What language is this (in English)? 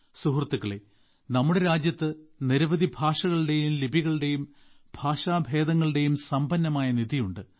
Malayalam